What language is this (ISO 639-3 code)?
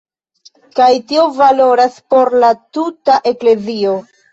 epo